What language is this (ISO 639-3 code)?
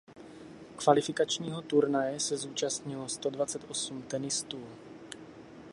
ces